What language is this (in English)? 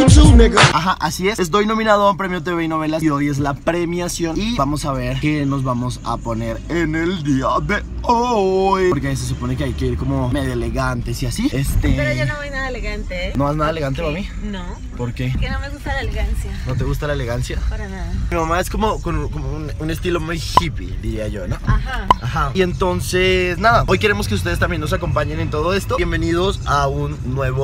Spanish